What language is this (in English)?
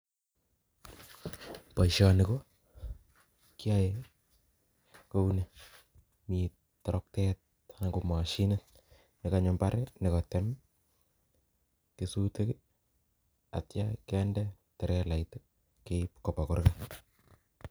Kalenjin